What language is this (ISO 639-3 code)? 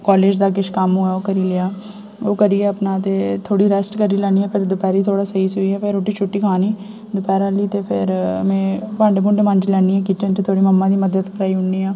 doi